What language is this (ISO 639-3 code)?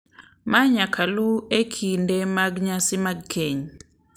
luo